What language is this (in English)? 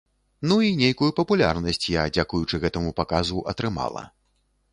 Belarusian